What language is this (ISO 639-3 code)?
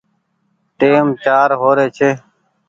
gig